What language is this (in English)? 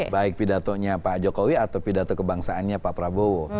Indonesian